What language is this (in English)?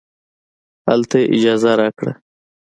Pashto